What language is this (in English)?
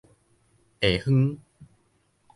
Min Nan Chinese